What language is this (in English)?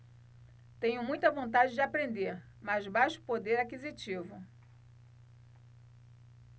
Portuguese